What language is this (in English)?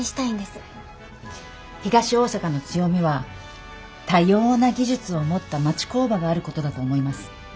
Japanese